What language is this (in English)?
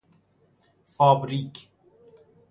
Persian